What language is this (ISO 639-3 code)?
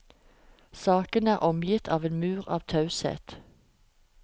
nor